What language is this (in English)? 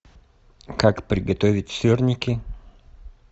Russian